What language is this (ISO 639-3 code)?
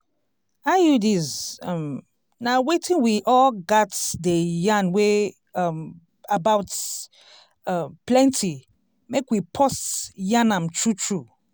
pcm